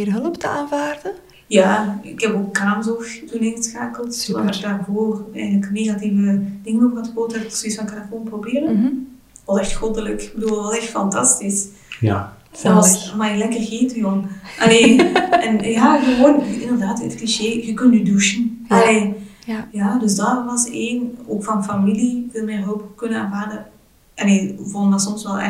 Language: Dutch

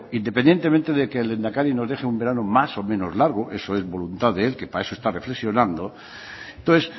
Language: Spanish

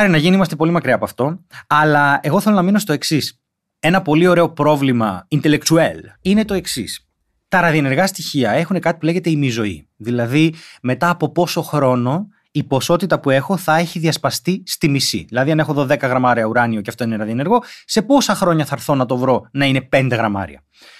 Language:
Greek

